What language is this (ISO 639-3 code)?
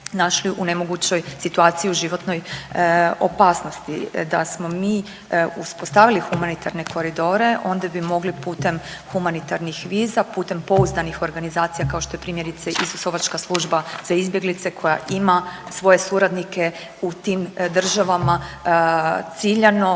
hrv